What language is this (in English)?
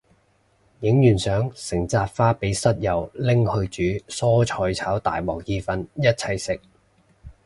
Cantonese